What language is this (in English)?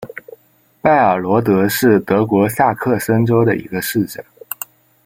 Chinese